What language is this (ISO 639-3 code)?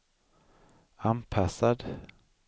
swe